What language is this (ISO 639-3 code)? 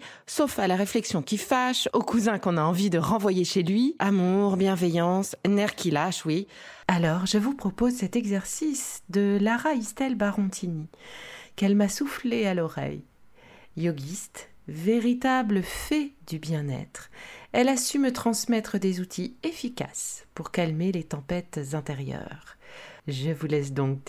fra